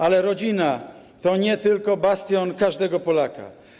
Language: Polish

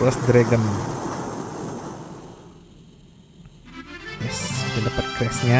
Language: Indonesian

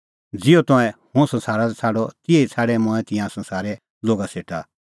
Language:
Kullu Pahari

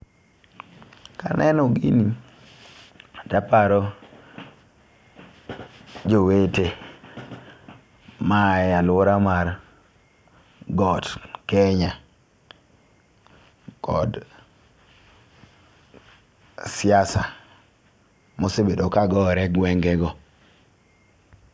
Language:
Luo (Kenya and Tanzania)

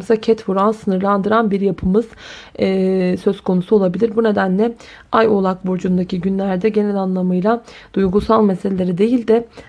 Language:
Turkish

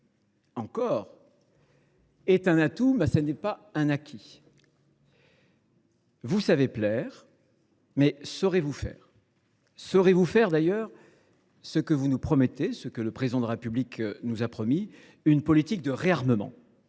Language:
French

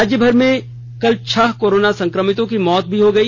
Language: Hindi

